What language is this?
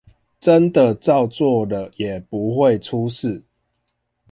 Chinese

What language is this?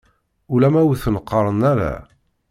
Kabyle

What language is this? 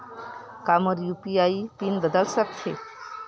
Chhattisgarhi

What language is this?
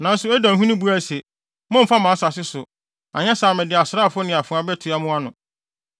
Akan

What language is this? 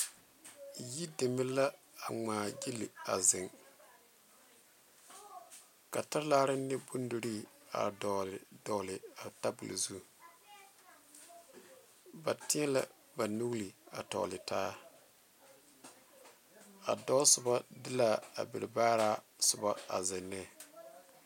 Southern Dagaare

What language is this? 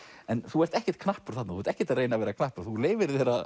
Icelandic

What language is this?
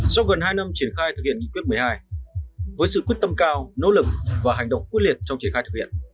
Vietnamese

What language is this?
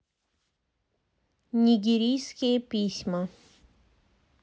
Russian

